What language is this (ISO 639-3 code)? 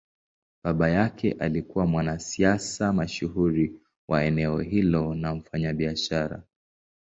swa